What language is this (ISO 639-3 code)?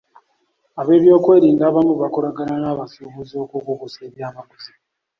lug